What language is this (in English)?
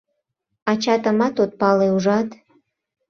Mari